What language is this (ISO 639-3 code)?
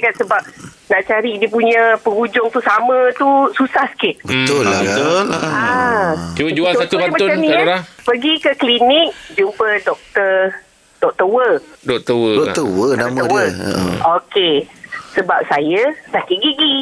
msa